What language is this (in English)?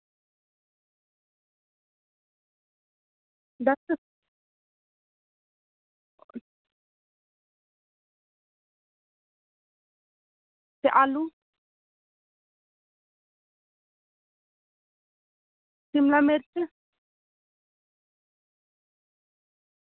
Dogri